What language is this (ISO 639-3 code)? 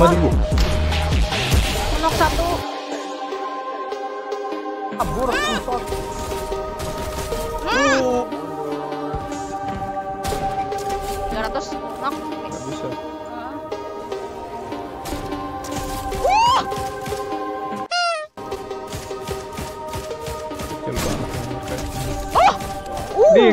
ind